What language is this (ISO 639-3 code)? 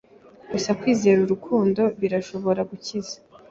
kin